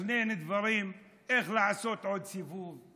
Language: Hebrew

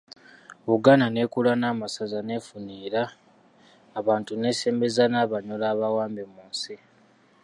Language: Ganda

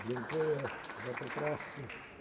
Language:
Polish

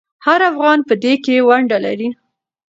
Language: Pashto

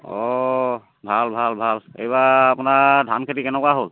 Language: Assamese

